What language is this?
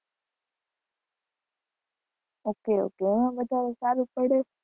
Gujarati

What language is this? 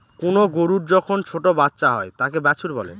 Bangla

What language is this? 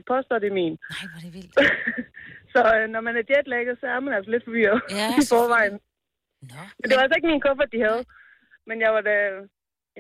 Danish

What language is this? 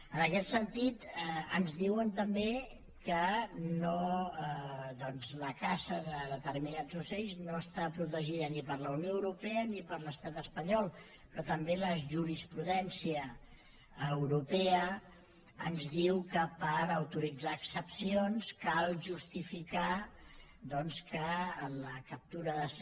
Catalan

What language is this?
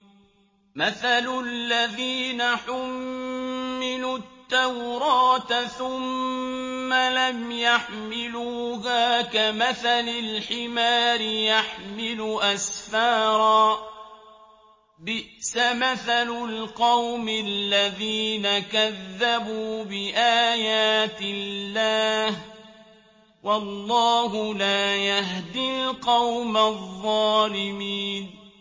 Arabic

